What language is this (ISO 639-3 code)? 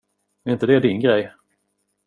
swe